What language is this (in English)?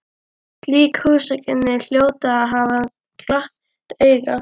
Icelandic